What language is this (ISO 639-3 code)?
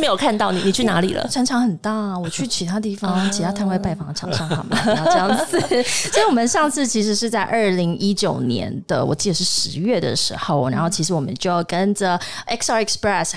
zho